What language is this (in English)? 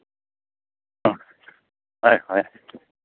Manipuri